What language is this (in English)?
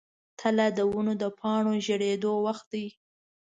Pashto